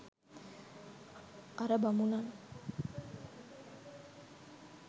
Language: Sinhala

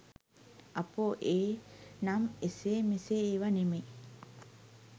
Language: Sinhala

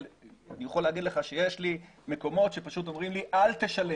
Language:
Hebrew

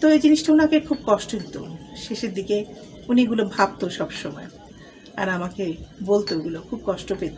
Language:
Bangla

